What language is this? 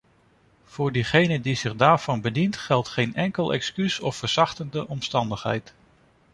Dutch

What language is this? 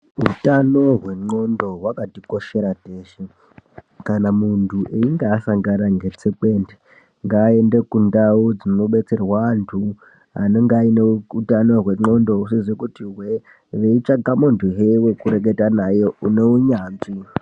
Ndau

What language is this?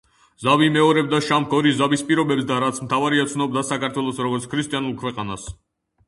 Georgian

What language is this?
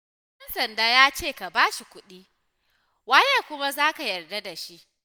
Hausa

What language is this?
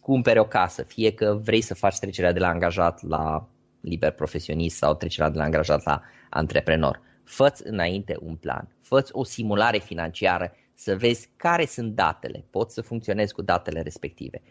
Romanian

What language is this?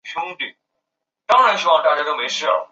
Chinese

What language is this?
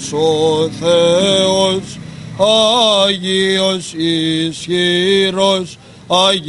Greek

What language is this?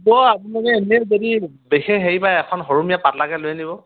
Assamese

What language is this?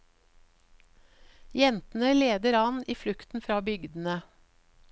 Norwegian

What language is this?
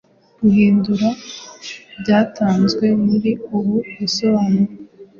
Kinyarwanda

